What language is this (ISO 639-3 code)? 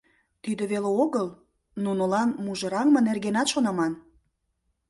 chm